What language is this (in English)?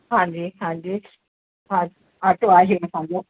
Sindhi